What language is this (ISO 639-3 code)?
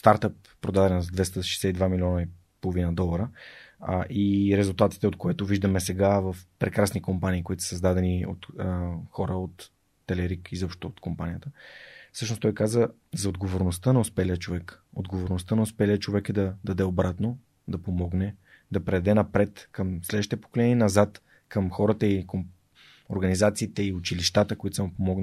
bul